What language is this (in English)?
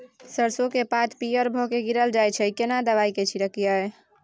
Maithili